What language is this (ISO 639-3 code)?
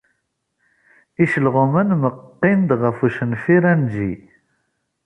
kab